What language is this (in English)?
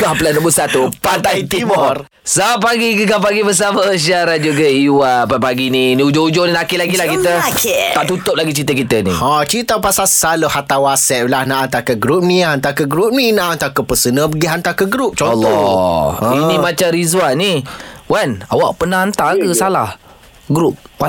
Malay